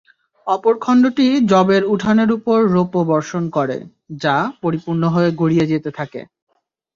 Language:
Bangla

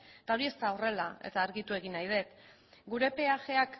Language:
Basque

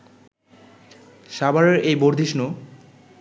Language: Bangla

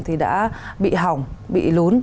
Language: Vietnamese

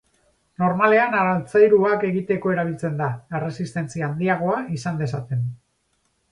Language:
Basque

